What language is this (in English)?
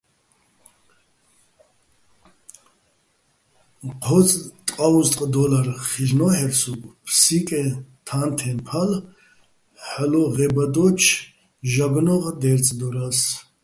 Bats